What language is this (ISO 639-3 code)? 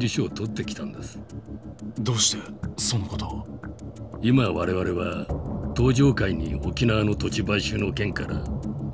jpn